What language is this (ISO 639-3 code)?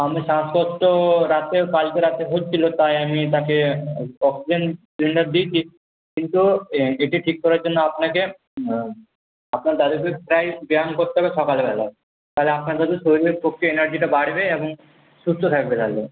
ben